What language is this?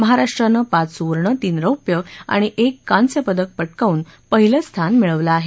Marathi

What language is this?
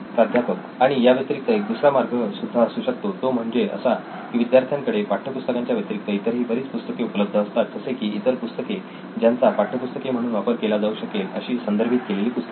Marathi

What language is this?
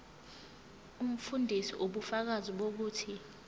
Zulu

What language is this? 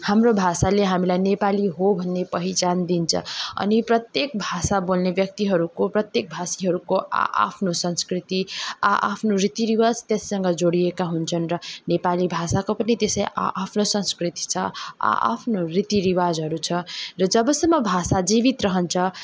Nepali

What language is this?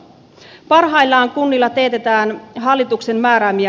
Finnish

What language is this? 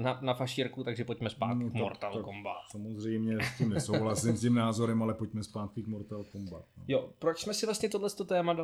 Czech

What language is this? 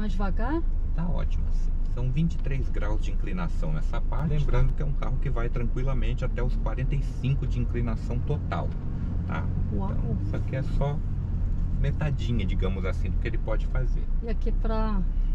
Portuguese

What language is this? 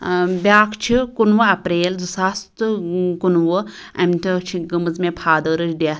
Kashmiri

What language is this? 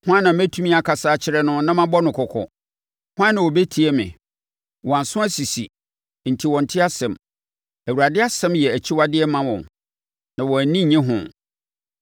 Akan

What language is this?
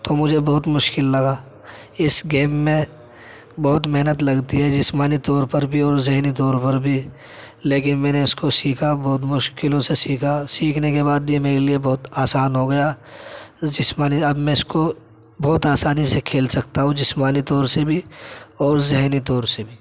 Urdu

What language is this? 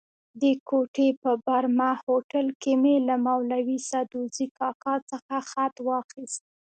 Pashto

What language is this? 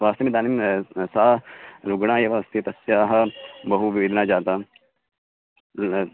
Sanskrit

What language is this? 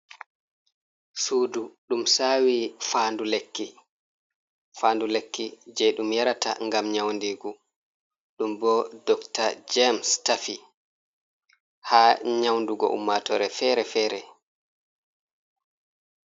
Fula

